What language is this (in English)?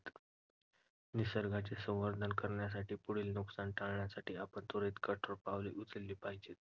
Marathi